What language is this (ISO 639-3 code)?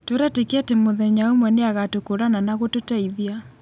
kik